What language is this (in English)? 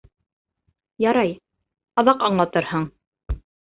Bashkir